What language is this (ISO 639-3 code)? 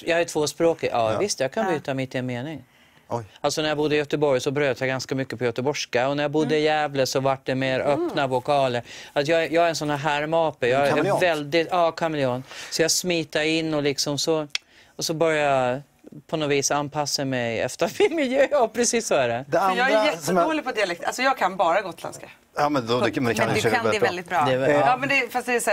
swe